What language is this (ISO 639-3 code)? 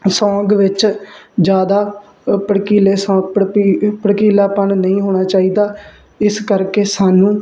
pan